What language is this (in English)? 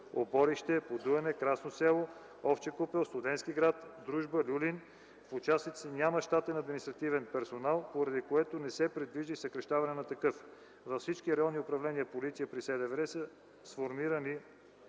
Bulgarian